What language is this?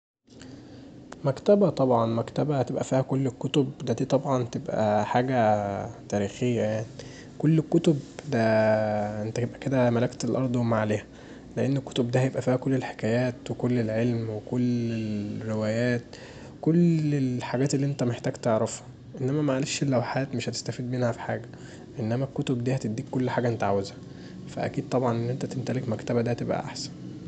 Egyptian Arabic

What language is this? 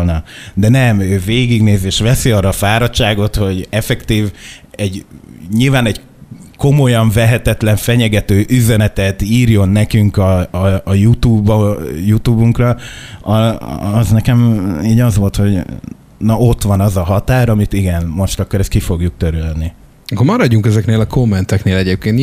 Hungarian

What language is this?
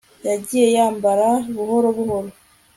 Kinyarwanda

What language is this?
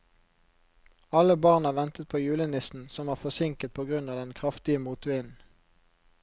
Norwegian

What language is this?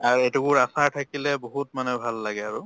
Assamese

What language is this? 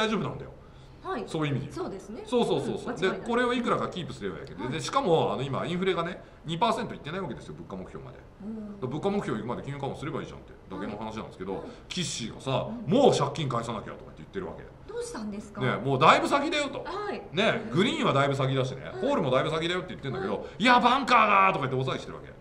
Japanese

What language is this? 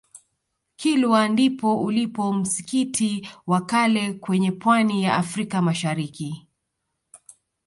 Swahili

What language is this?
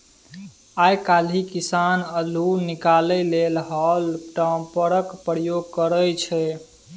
Maithili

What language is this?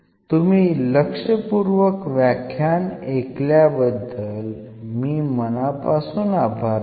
Marathi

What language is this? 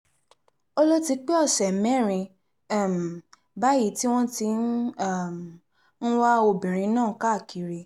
Yoruba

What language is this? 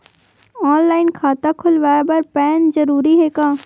Chhattisgarhi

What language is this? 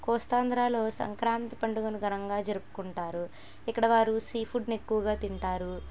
Telugu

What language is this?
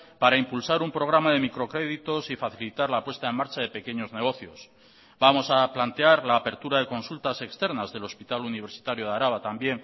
Spanish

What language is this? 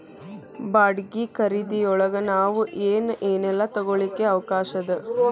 Kannada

